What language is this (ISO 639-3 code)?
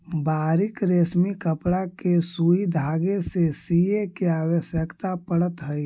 mag